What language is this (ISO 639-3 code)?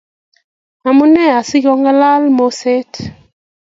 kln